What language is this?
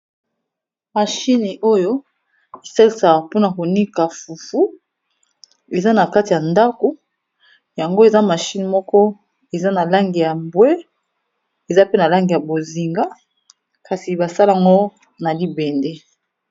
Lingala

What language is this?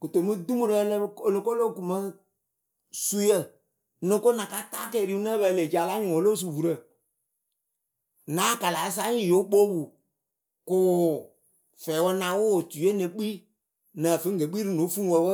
Akebu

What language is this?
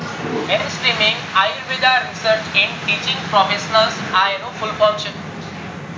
Gujarati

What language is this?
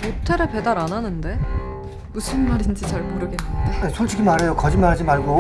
Korean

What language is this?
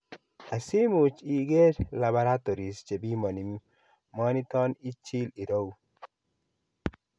Kalenjin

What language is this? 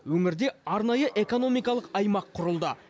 Kazakh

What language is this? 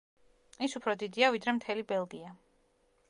Georgian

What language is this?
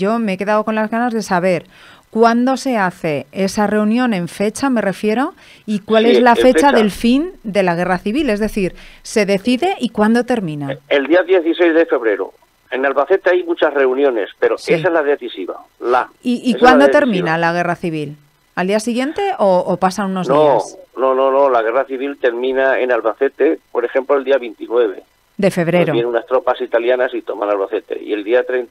Spanish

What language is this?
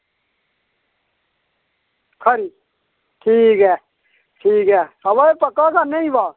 Dogri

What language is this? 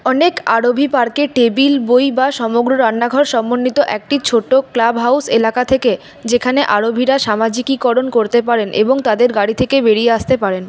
Bangla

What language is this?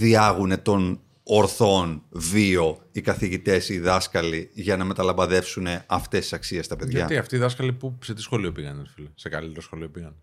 Greek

